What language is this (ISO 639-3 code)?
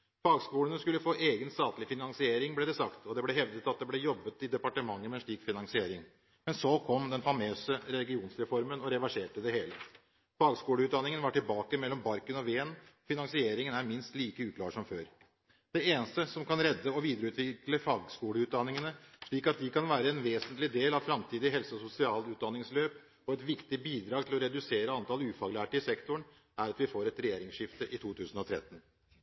nob